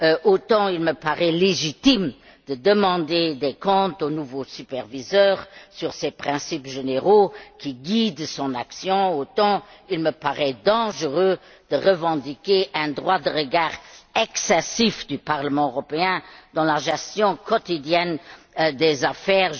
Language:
French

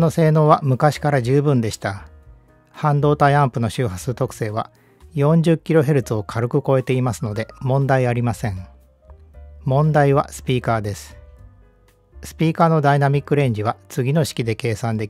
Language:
Japanese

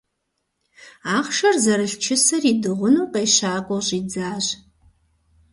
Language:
Kabardian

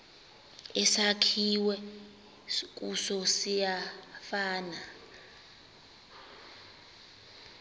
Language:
Xhosa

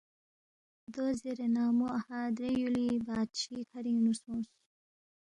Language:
Balti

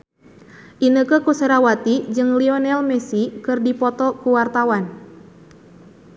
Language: Sundanese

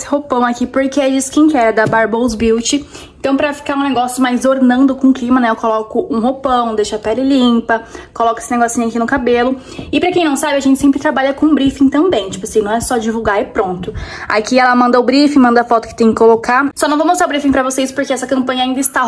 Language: Portuguese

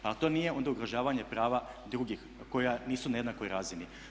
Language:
Croatian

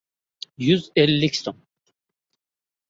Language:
Uzbek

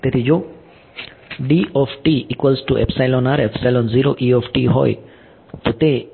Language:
Gujarati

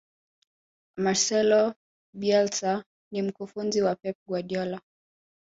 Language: Swahili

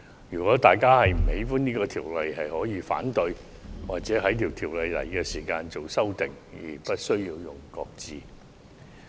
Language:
Cantonese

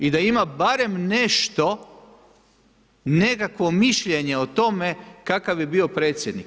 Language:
Croatian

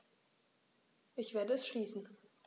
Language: German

